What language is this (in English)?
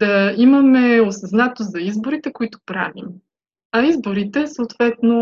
Bulgarian